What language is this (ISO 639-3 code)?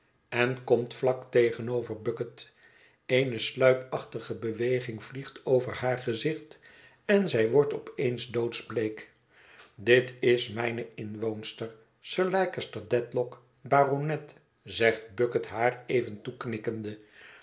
nld